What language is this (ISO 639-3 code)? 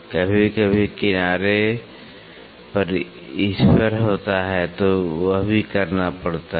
hin